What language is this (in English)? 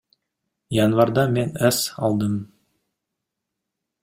Kyrgyz